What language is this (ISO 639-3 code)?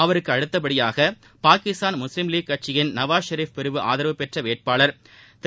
tam